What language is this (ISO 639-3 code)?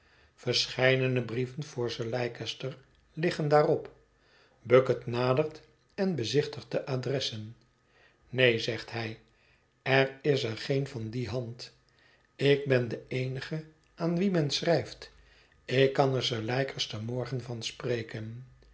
nld